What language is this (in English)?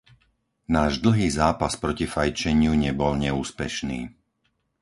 Slovak